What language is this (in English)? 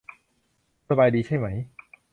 Thai